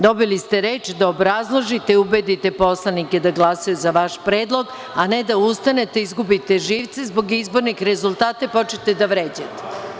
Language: Serbian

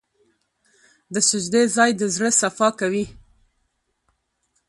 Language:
Pashto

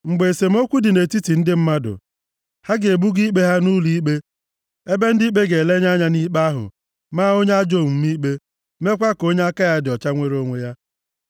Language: Igbo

